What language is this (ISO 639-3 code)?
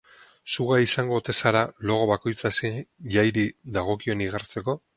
eus